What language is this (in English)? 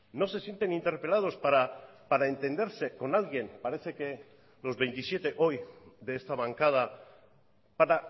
Spanish